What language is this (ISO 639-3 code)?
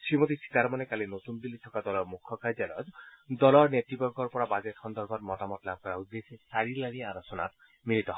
asm